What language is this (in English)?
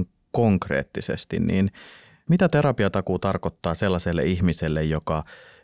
Finnish